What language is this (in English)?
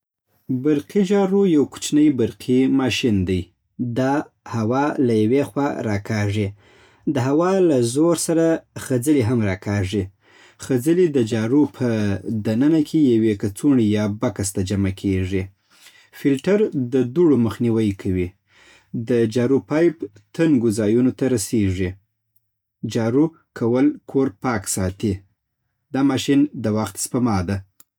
Southern Pashto